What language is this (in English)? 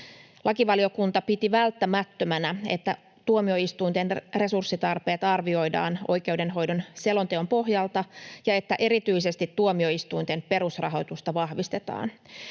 Finnish